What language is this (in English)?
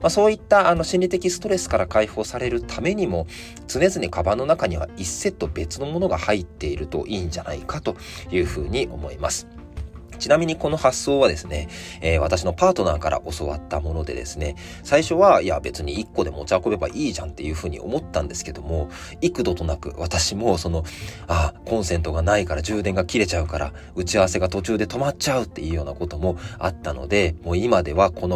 Japanese